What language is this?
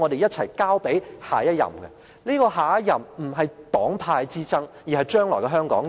Cantonese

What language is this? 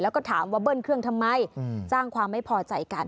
Thai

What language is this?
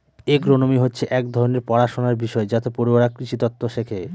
Bangla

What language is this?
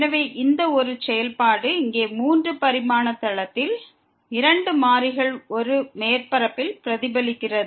Tamil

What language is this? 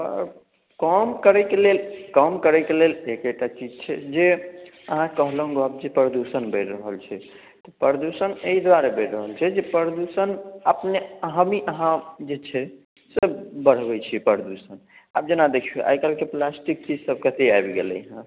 Maithili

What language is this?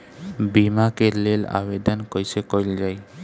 Bhojpuri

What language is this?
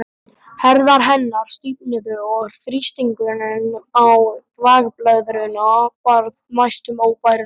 Icelandic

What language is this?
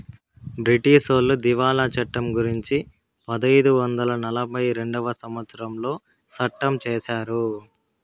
Telugu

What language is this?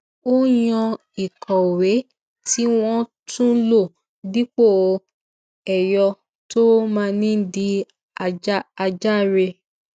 Yoruba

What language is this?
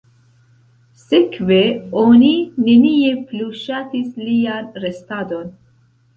Esperanto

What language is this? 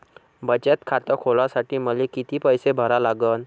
Marathi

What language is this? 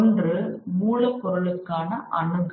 Tamil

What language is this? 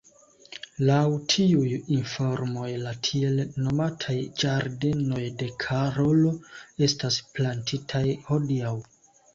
Esperanto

